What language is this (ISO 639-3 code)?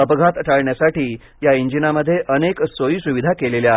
mar